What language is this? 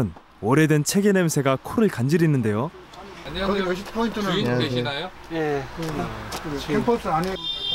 Korean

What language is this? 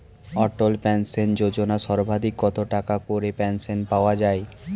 Bangla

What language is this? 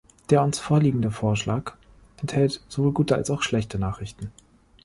German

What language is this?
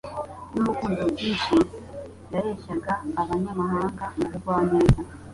Kinyarwanda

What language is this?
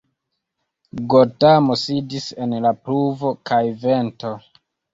Esperanto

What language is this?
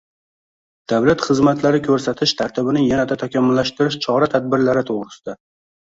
Uzbek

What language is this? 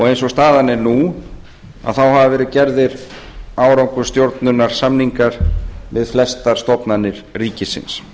Icelandic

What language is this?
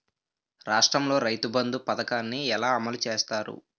Telugu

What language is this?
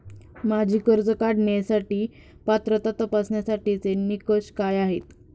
Marathi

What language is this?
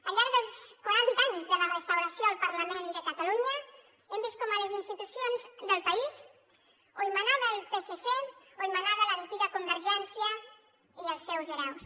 Catalan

